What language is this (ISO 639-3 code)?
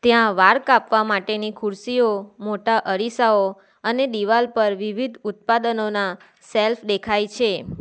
guj